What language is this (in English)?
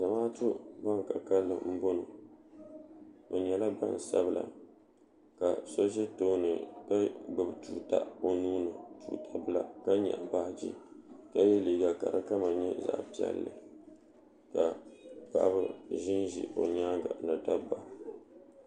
Dagbani